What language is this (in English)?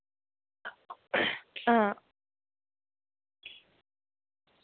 Dogri